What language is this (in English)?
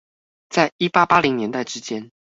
Chinese